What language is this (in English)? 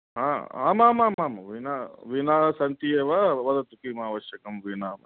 Sanskrit